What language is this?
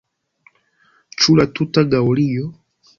Esperanto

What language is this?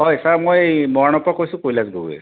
Assamese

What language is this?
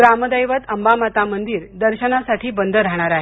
Marathi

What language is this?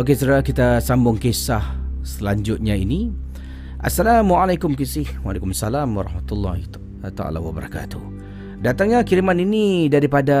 Malay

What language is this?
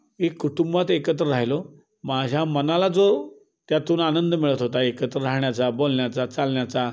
Marathi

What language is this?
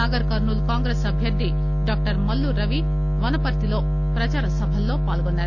Telugu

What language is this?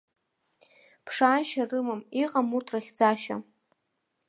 Abkhazian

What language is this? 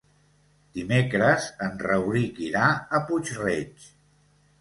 Catalan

